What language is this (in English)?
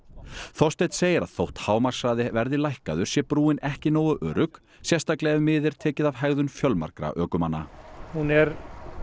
Icelandic